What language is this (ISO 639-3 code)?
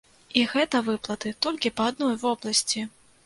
bel